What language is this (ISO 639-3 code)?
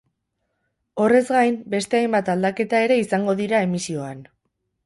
eus